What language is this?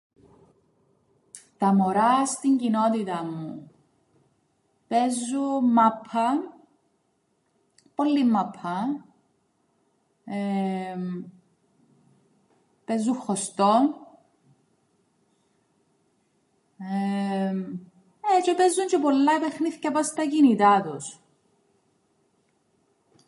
Greek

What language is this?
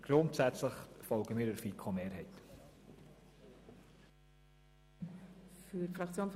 Swiss German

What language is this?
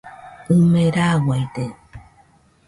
Nüpode Huitoto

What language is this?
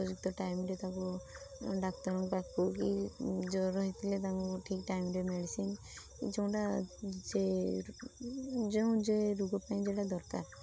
Odia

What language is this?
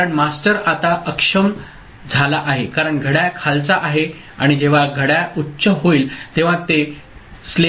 Marathi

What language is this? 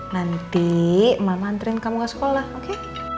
Indonesian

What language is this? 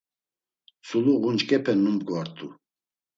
Laz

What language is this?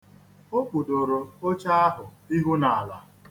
Igbo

